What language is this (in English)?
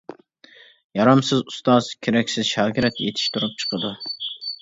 Uyghur